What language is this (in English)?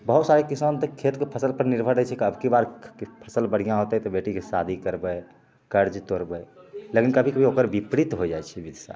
Maithili